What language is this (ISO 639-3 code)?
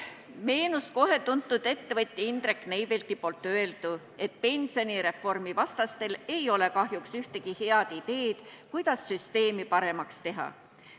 est